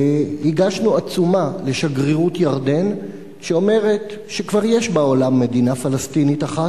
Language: Hebrew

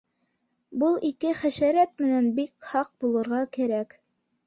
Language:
Bashkir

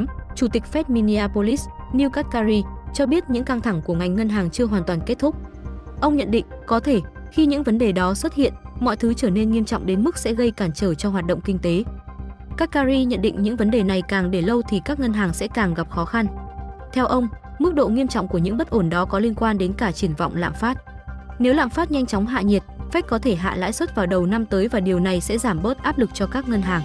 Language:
Vietnamese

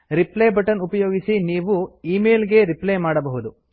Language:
Kannada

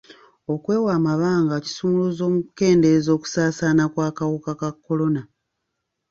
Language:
Ganda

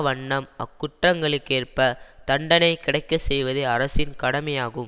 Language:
Tamil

